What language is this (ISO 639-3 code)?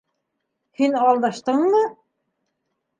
bak